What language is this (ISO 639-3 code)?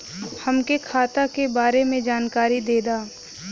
bho